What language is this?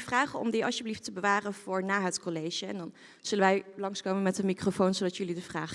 Dutch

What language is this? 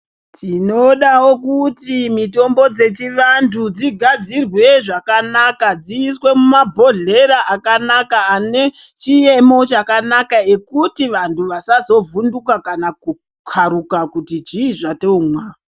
Ndau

